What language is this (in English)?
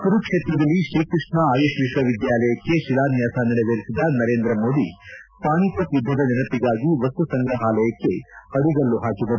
Kannada